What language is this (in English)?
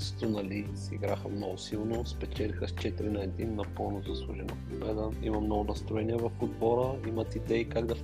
Bulgarian